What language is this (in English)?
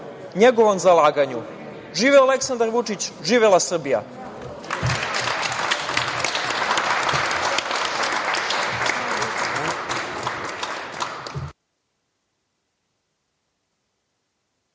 Serbian